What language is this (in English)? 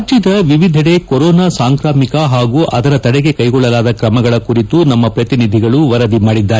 Kannada